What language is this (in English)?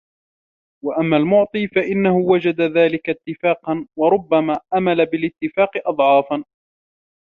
Arabic